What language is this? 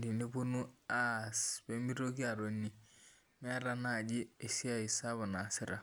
Masai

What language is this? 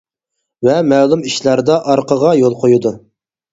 Uyghur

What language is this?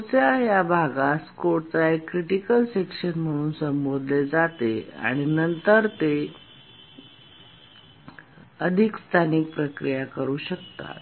Marathi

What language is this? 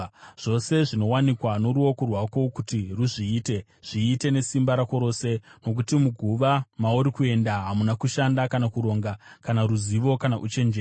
Shona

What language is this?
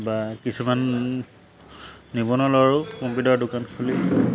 Assamese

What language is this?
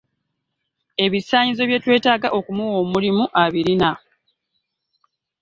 Ganda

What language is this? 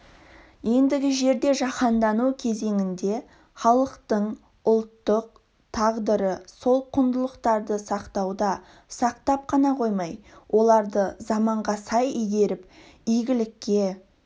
Kazakh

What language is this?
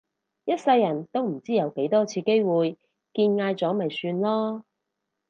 Cantonese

